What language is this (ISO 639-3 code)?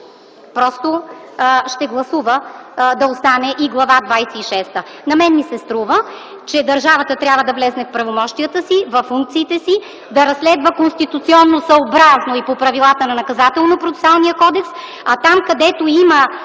bul